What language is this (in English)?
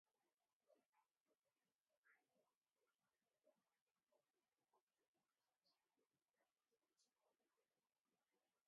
Ngiemboon